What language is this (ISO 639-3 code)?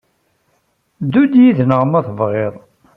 kab